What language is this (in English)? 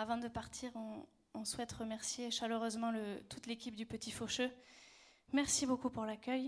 French